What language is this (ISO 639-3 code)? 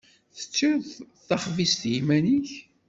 kab